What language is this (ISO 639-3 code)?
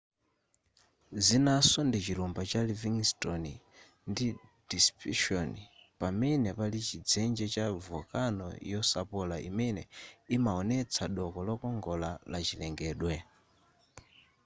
nya